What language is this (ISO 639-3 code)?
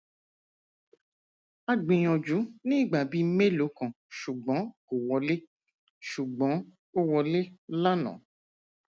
yor